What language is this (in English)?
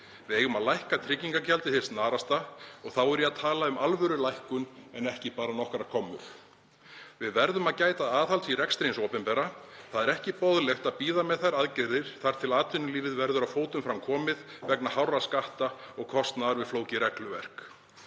Icelandic